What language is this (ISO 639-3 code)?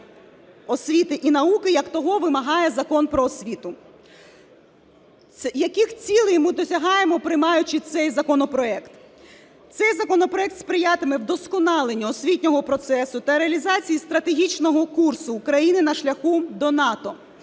ukr